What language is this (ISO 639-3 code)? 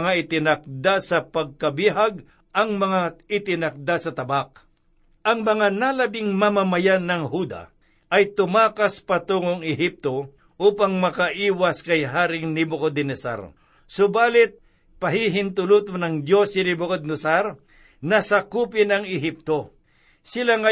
fil